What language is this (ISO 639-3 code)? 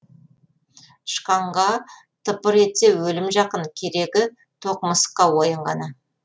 kaz